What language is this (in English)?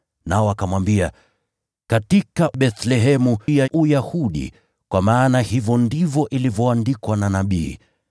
Swahili